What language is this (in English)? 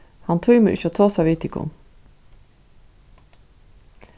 Faroese